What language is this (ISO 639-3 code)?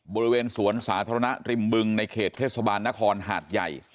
tha